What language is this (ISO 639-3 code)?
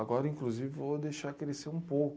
por